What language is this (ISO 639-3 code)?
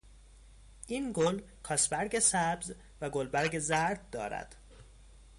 fas